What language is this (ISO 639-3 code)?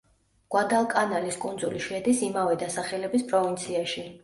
kat